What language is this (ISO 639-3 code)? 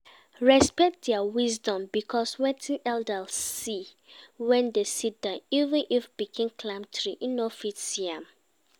pcm